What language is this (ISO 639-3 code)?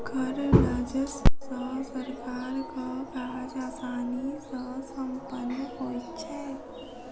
mai